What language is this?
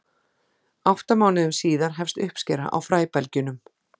Icelandic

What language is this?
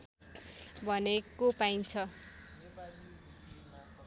Nepali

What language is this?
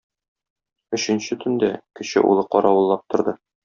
Tatar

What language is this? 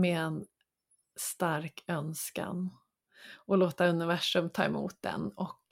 Swedish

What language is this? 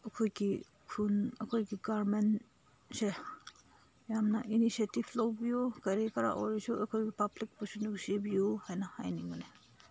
Manipuri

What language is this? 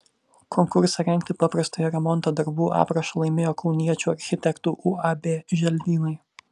Lithuanian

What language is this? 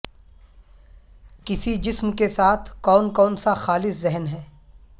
Urdu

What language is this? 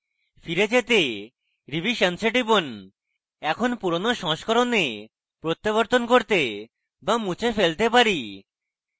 Bangla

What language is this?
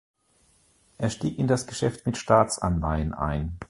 German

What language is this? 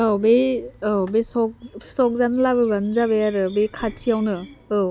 Bodo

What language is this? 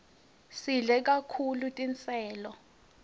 Swati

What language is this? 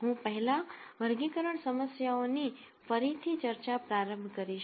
Gujarati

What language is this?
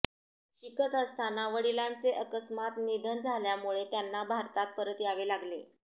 Marathi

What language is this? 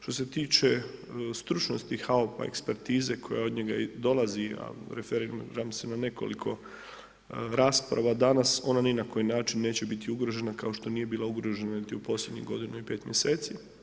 Croatian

